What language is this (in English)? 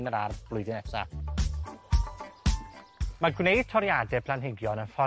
Welsh